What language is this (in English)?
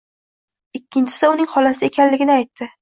Uzbek